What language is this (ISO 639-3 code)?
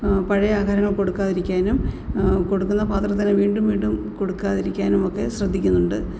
mal